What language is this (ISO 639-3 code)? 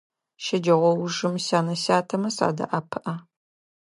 ady